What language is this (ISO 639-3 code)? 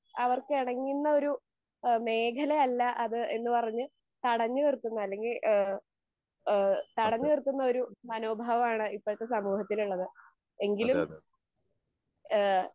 mal